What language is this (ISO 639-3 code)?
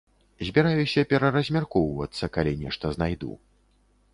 bel